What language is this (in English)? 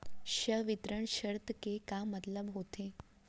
Chhattisgarhi